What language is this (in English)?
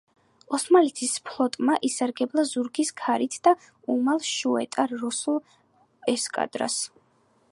Georgian